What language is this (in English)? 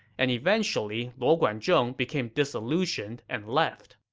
English